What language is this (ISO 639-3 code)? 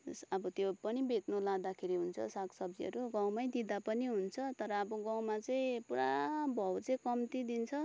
nep